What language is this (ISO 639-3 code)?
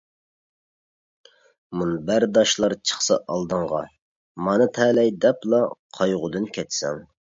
uig